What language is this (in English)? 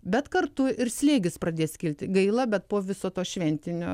Lithuanian